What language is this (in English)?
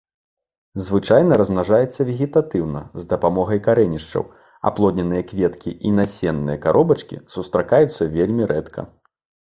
Belarusian